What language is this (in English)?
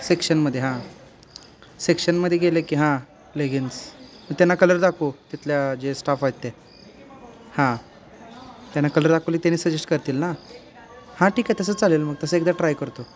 Marathi